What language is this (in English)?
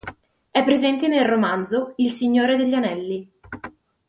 Italian